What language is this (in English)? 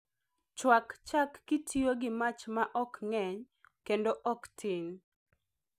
Luo (Kenya and Tanzania)